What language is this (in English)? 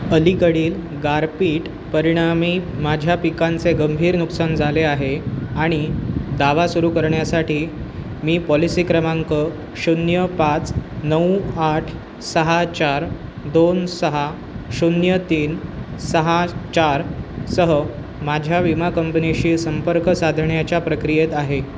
Marathi